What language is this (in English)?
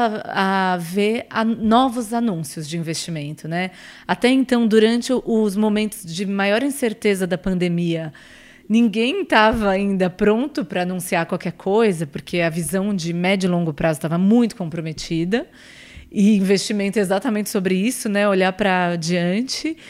Portuguese